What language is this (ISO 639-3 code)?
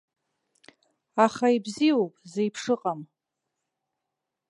abk